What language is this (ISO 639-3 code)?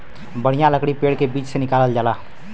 bho